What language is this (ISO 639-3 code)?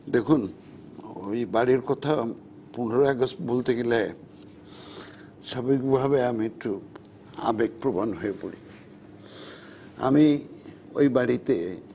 ben